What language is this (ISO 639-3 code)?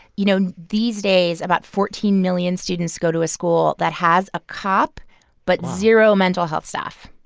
eng